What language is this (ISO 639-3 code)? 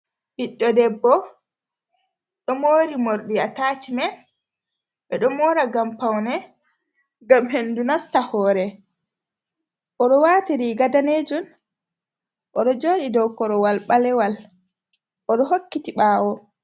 ful